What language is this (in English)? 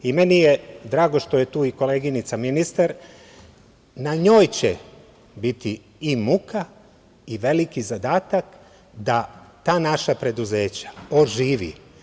Serbian